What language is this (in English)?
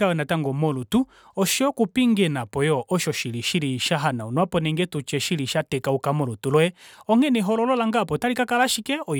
Kuanyama